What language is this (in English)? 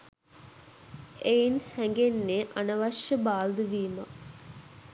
Sinhala